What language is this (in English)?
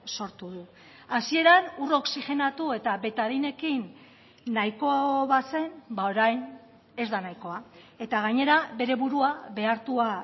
Basque